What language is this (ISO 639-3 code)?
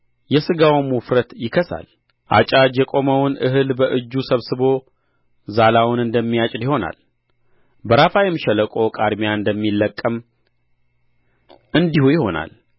amh